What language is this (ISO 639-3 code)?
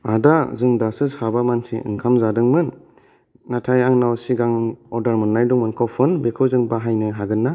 brx